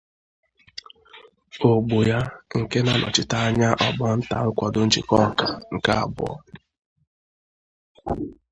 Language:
Igbo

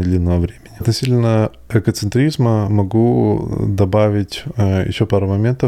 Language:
Russian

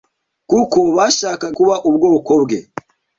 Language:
Kinyarwanda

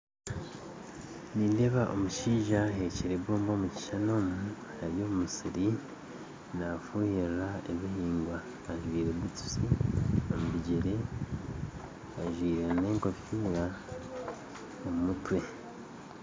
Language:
Nyankole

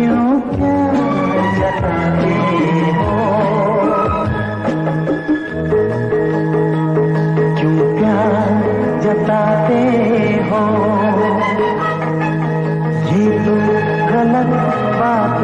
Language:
Hindi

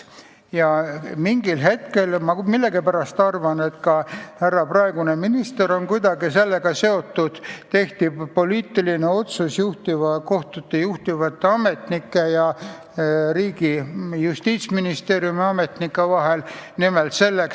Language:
Estonian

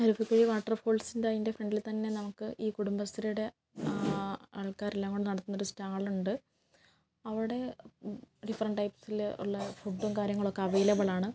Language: Malayalam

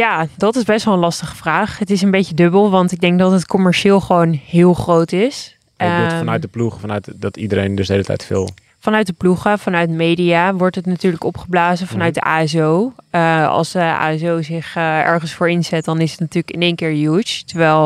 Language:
Dutch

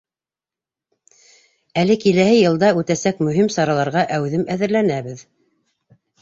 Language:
Bashkir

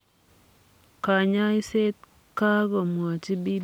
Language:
Kalenjin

